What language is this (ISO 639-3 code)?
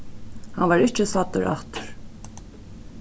fao